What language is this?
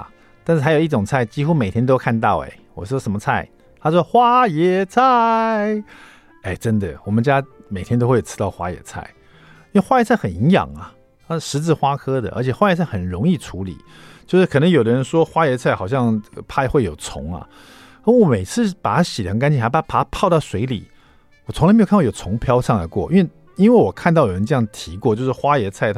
Chinese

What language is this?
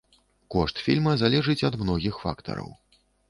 Belarusian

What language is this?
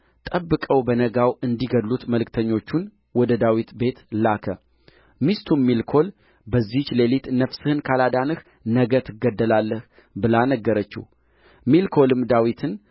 Amharic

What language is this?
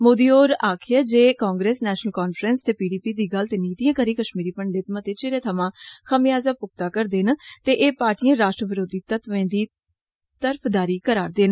Dogri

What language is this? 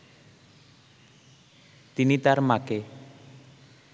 Bangla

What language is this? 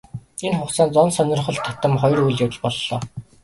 Mongolian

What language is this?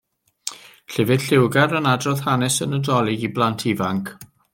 Welsh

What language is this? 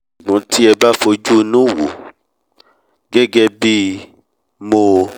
Yoruba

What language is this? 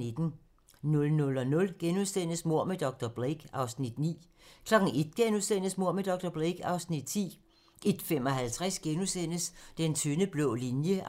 Danish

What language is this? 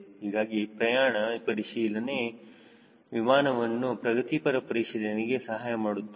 Kannada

